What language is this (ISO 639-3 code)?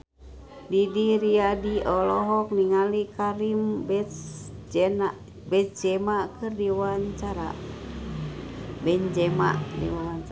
sun